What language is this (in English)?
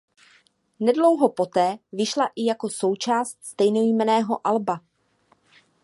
Czech